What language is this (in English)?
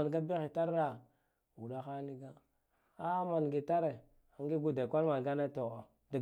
Guduf-Gava